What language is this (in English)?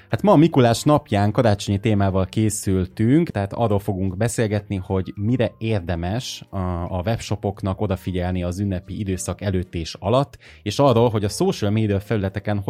Hungarian